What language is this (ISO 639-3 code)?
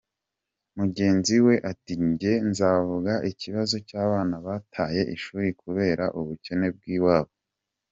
kin